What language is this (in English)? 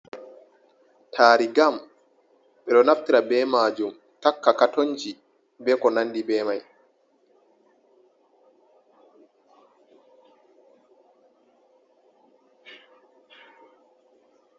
Fula